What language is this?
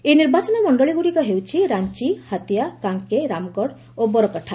Odia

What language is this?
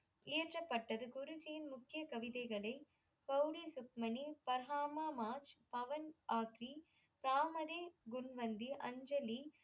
Tamil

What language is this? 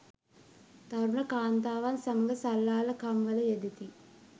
Sinhala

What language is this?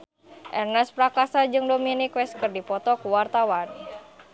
Sundanese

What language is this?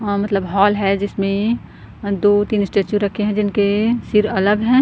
Hindi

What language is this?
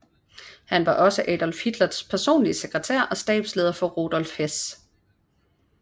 Danish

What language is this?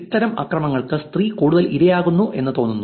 Malayalam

